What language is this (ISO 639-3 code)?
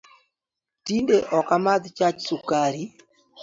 luo